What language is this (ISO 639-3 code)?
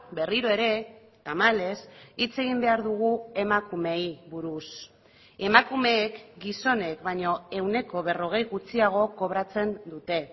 eus